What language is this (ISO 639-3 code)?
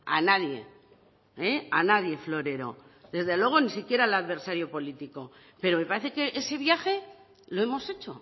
spa